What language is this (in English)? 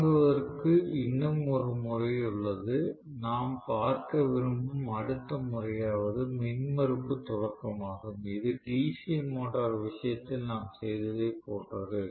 Tamil